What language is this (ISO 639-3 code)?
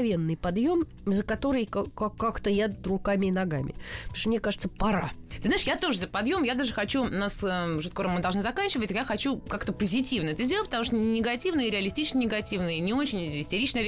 rus